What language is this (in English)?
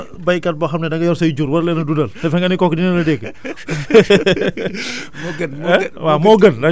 Wolof